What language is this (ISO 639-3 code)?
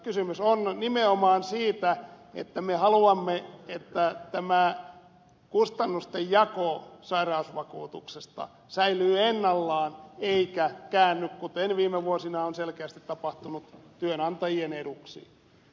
fin